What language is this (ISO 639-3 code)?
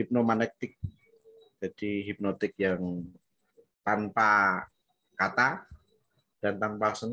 ind